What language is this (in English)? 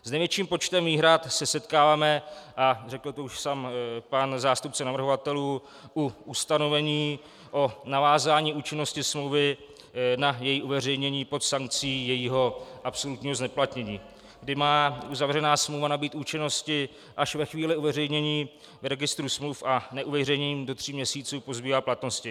Czech